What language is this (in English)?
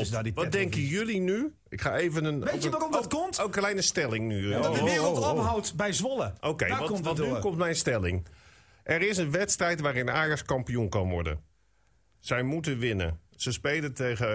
Dutch